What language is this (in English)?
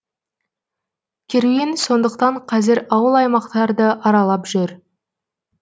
Kazakh